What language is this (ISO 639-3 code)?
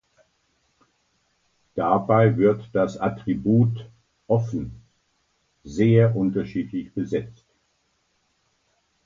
deu